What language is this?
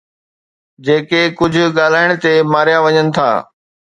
Sindhi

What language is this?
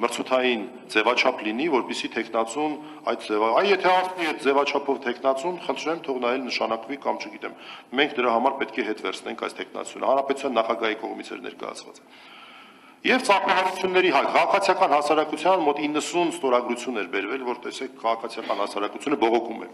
Romanian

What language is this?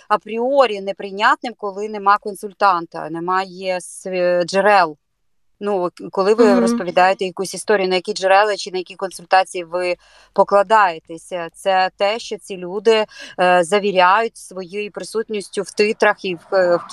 Ukrainian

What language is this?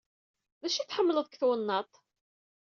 Kabyle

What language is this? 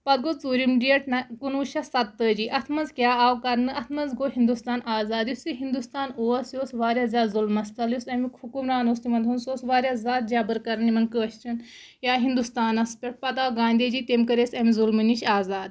Kashmiri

